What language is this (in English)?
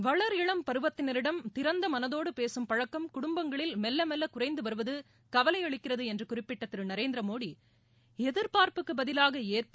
Tamil